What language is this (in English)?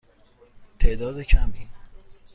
Persian